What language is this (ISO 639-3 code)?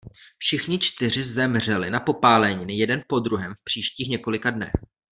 ces